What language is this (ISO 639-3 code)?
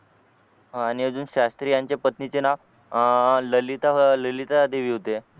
mar